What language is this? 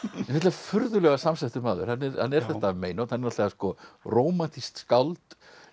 Icelandic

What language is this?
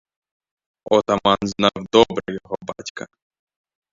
Ukrainian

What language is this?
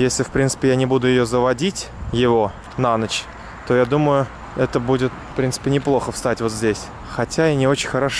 Russian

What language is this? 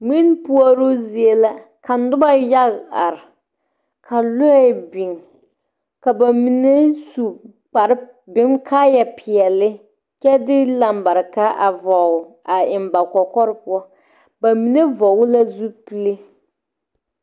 Southern Dagaare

